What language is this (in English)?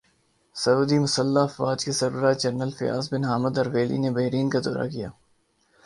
Urdu